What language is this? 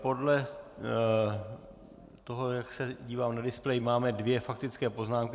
Czech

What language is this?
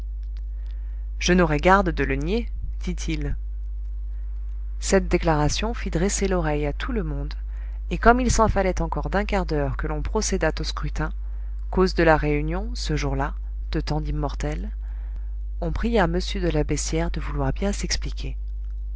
French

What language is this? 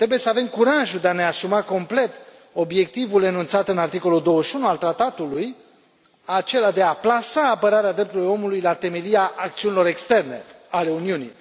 Romanian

